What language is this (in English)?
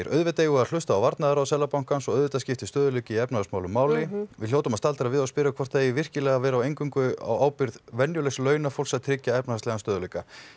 Icelandic